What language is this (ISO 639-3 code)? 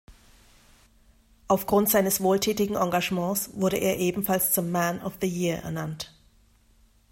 deu